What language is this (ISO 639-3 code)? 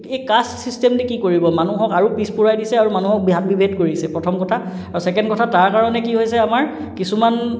asm